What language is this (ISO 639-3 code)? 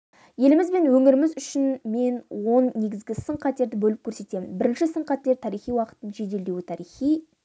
kaz